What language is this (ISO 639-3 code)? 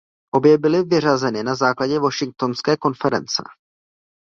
ces